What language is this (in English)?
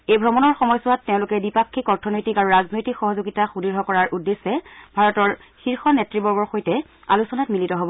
Assamese